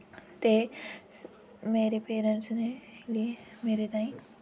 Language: Dogri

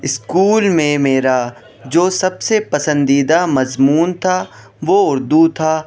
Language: Urdu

